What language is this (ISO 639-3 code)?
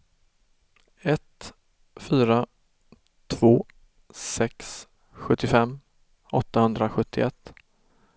swe